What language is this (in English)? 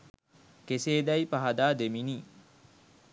Sinhala